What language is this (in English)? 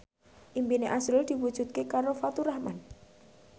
Javanese